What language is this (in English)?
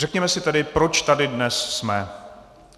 Czech